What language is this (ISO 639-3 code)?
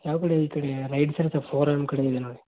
kan